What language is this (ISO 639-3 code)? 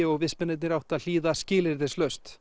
isl